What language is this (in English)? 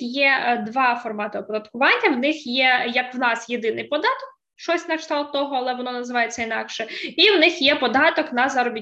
Ukrainian